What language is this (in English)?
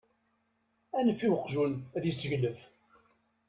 Kabyle